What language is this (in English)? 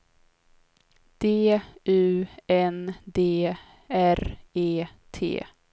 Swedish